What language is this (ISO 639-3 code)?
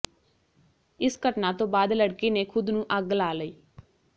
pan